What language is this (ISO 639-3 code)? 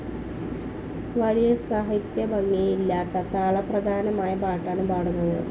mal